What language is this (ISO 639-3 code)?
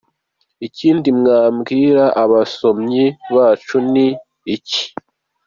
kin